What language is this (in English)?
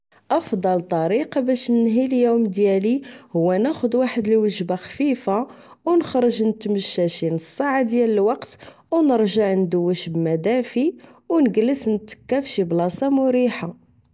Moroccan Arabic